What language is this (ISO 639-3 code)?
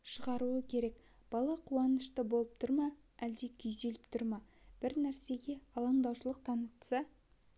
kaz